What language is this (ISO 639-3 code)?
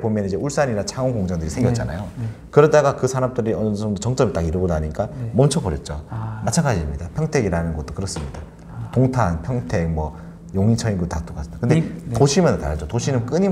kor